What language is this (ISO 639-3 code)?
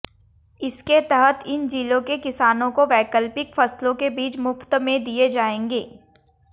hin